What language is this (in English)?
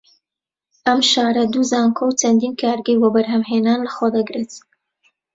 Central Kurdish